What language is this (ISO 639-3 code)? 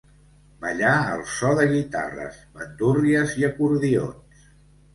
cat